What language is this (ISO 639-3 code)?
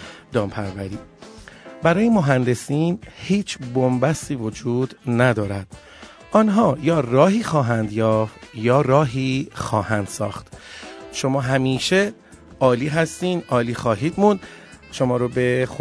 fas